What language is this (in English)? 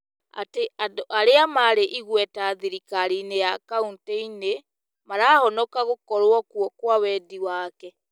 Kikuyu